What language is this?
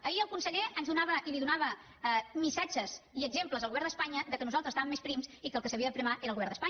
Catalan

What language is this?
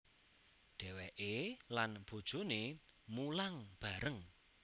Javanese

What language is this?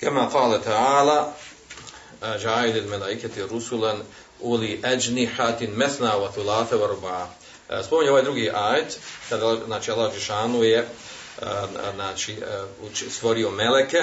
Croatian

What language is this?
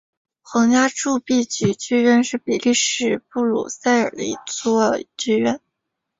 Chinese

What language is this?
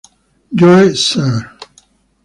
Italian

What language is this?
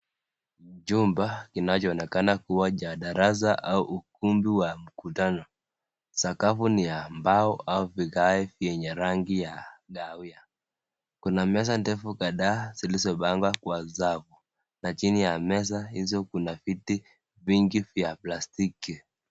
Swahili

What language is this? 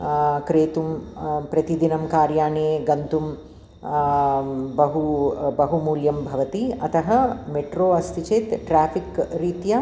Sanskrit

